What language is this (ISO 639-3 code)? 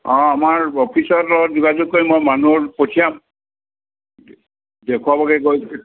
asm